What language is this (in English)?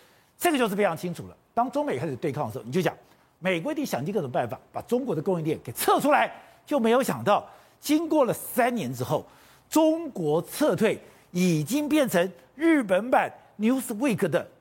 Chinese